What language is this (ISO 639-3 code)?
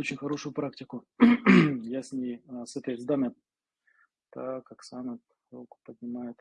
rus